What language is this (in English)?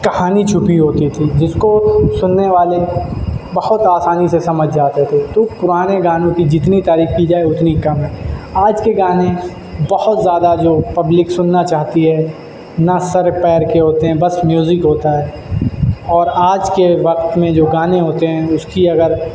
Urdu